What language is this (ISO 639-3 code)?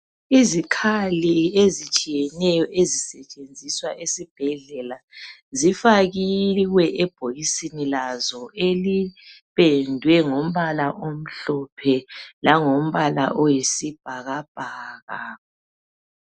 nde